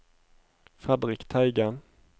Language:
Norwegian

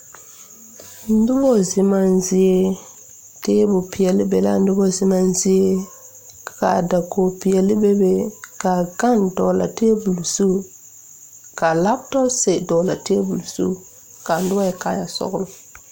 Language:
Southern Dagaare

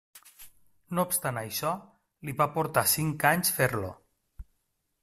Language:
Catalan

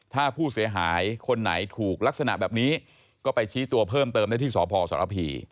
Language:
Thai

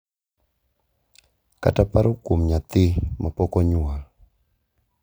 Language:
Luo (Kenya and Tanzania)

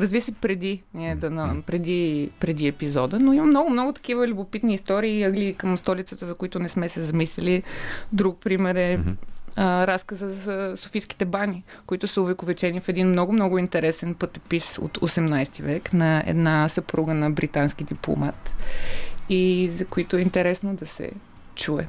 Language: Bulgarian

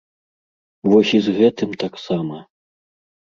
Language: Belarusian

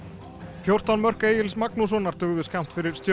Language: Icelandic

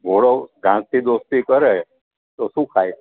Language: Gujarati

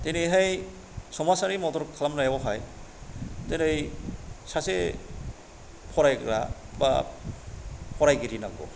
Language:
Bodo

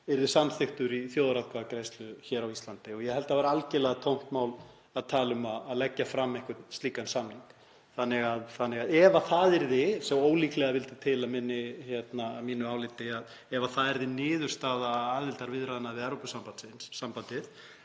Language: Icelandic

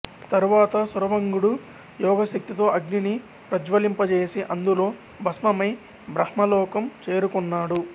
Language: Telugu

